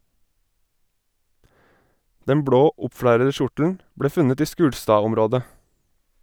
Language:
Norwegian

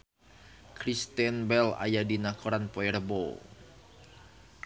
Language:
Sundanese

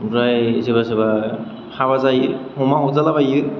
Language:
Bodo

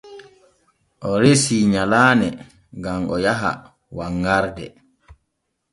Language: Borgu Fulfulde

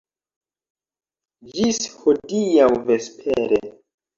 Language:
Esperanto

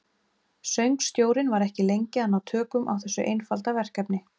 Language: Icelandic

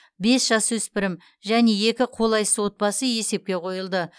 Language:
Kazakh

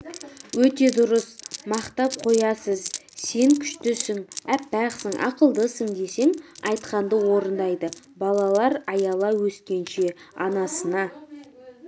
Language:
Kazakh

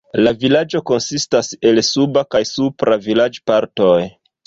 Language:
Esperanto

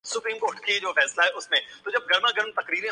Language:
Urdu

